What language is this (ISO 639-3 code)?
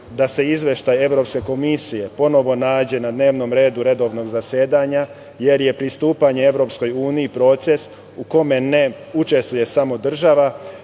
srp